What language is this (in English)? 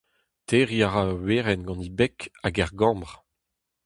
Breton